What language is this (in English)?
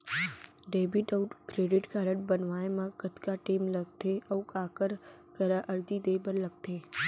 Chhattisgarhi